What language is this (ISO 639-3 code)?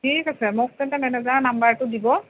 asm